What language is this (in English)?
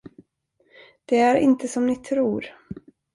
Swedish